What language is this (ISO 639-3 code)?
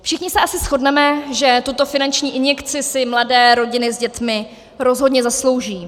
ces